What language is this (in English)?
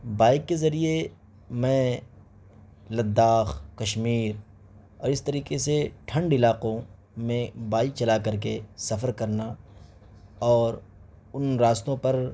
Urdu